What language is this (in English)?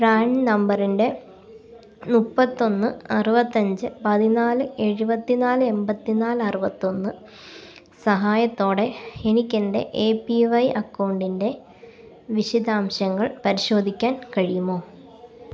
Malayalam